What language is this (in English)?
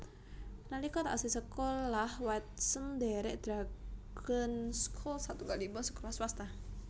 Javanese